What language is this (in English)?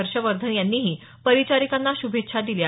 Marathi